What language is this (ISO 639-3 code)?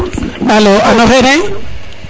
srr